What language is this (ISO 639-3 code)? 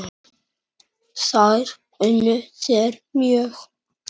isl